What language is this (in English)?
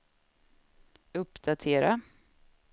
Swedish